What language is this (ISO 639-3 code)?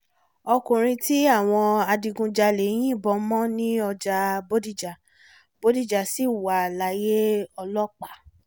yor